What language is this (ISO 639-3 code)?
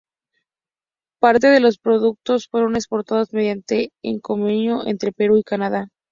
spa